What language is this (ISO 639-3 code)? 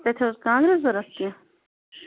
kas